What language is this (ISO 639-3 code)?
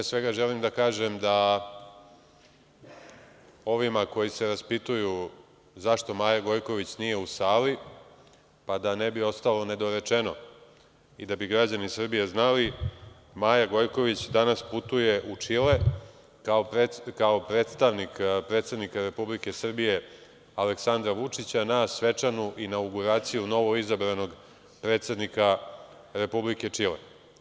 srp